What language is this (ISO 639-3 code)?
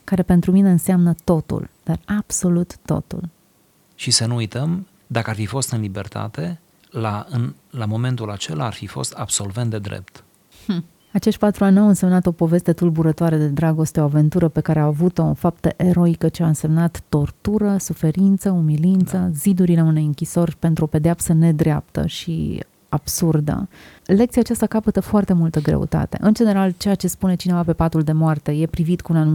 ron